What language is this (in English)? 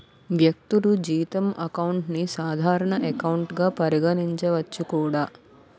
Telugu